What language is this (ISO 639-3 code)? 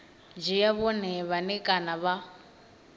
ven